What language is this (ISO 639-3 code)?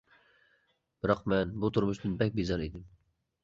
uig